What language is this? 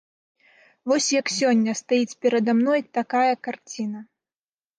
Belarusian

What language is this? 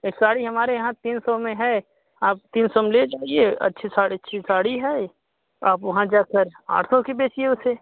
Hindi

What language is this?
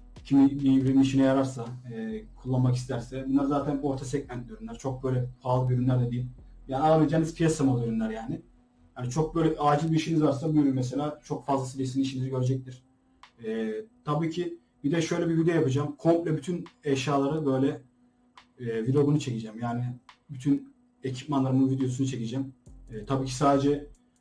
Turkish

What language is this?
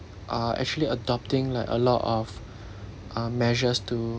English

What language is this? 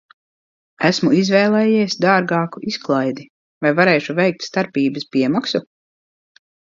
Latvian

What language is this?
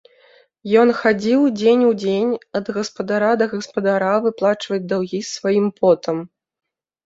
Belarusian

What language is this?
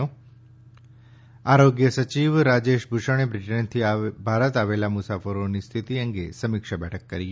Gujarati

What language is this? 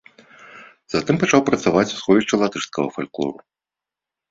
Belarusian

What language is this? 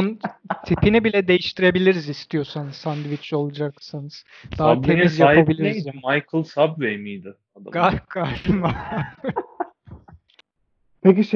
Turkish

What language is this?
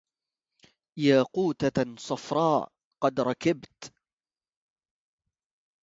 Arabic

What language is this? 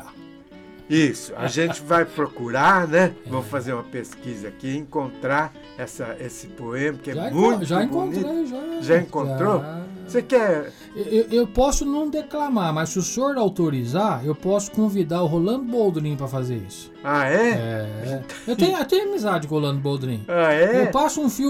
Portuguese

